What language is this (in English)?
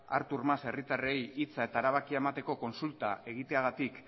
Basque